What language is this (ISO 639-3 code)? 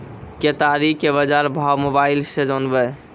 mai